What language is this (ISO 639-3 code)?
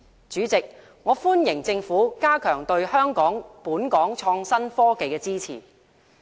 yue